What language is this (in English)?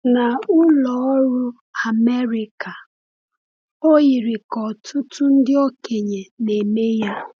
Igbo